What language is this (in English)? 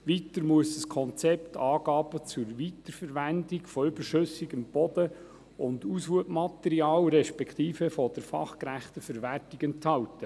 Swiss German